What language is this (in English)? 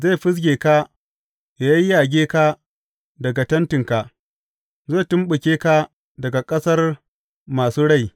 Hausa